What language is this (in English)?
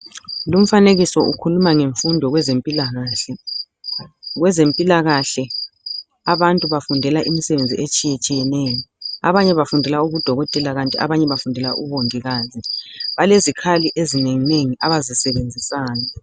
North Ndebele